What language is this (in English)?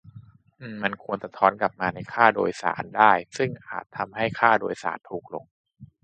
Thai